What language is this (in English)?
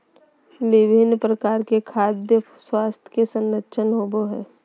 Magahi